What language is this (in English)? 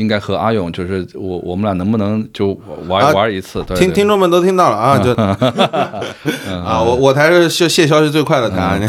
Chinese